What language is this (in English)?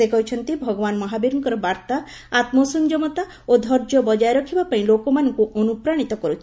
Odia